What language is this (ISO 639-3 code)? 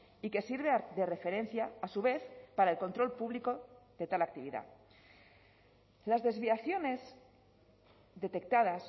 spa